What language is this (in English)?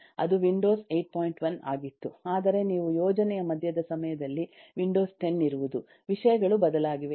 Kannada